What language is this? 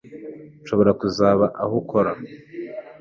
Kinyarwanda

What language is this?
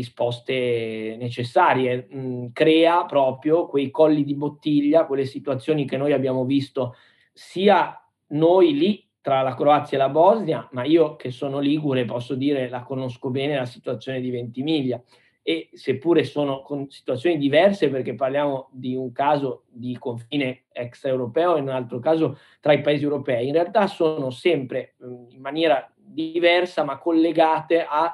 Italian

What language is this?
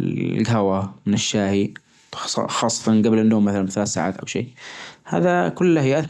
Najdi Arabic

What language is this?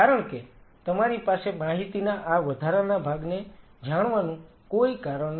Gujarati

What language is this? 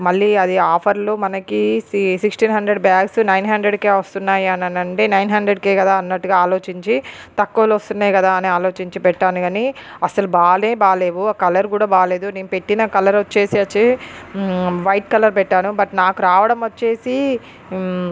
Telugu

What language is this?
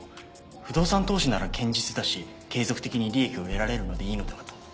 Japanese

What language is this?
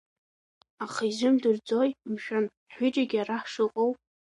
Abkhazian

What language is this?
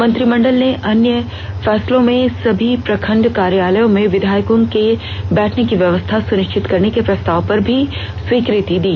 Hindi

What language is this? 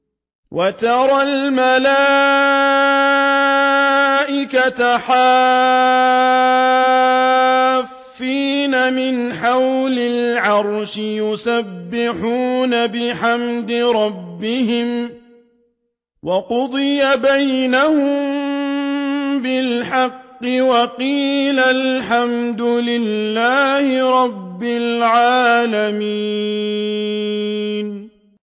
Arabic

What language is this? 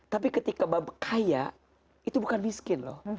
Indonesian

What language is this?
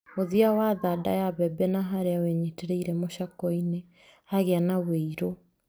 Kikuyu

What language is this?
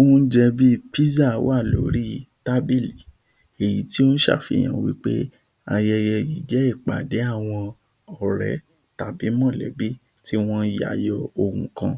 Yoruba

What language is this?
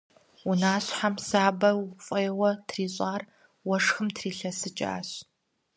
Kabardian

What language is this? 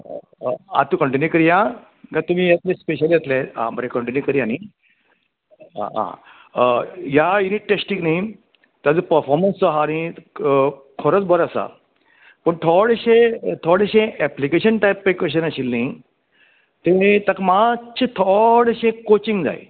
Konkani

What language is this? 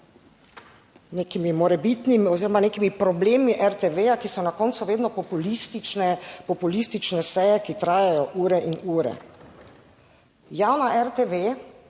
Slovenian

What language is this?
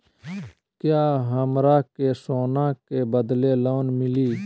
Magahi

